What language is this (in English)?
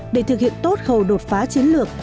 Vietnamese